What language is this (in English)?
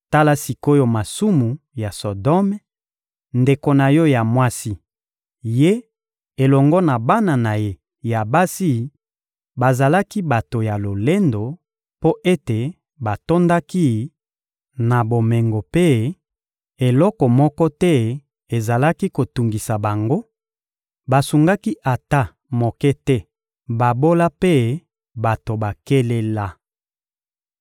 Lingala